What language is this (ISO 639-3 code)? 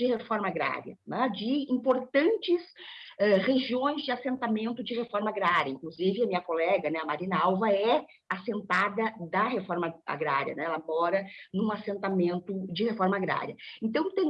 por